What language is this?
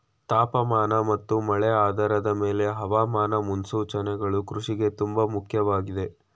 Kannada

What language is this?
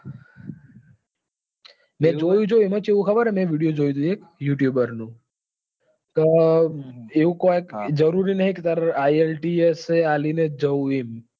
Gujarati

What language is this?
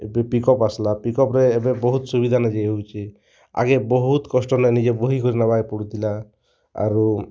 Odia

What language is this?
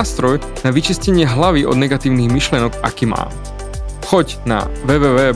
Slovak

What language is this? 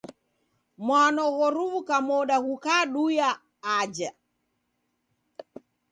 Taita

